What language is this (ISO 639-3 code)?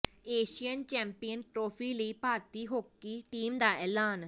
pan